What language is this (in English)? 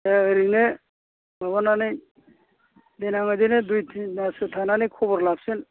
Bodo